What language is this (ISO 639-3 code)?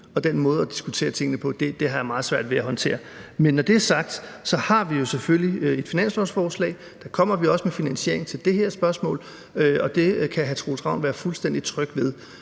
dan